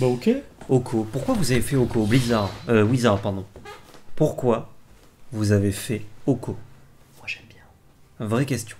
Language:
French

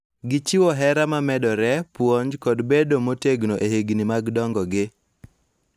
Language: Luo (Kenya and Tanzania)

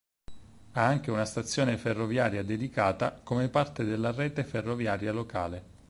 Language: Italian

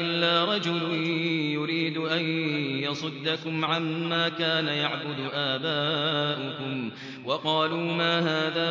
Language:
Arabic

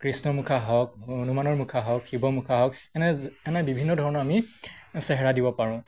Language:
Assamese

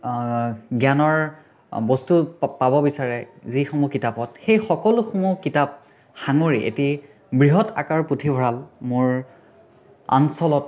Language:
Assamese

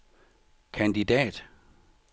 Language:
Danish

